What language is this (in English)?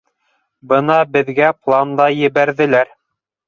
Bashkir